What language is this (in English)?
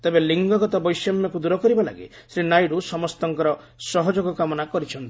Odia